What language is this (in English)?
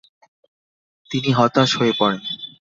Bangla